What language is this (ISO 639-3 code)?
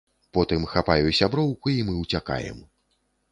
bel